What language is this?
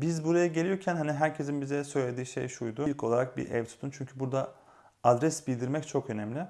Turkish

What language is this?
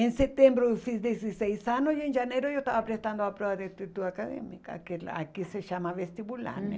Portuguese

